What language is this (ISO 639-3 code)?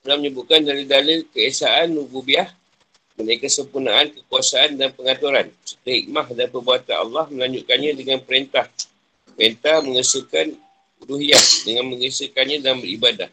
msa